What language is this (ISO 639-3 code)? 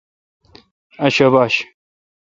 xka